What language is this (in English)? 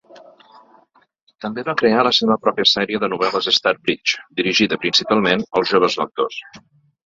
Catalan